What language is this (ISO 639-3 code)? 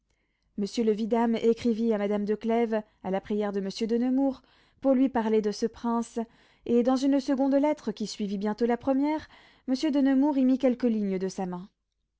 fra